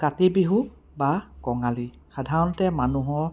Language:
Assamese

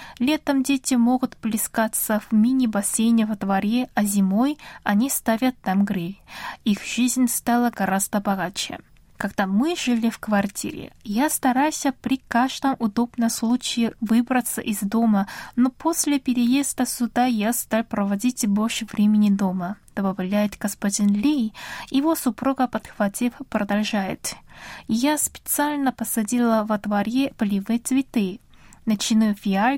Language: Russian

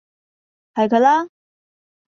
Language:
Cantonese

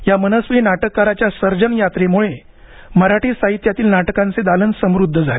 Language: Marathi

